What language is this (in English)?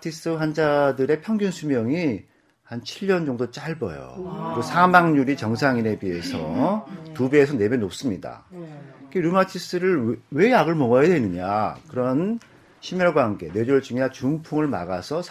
Korean